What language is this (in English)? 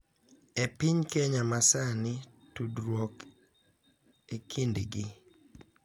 Luo (Kenya and Tanzania)